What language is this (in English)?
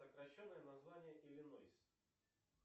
Russian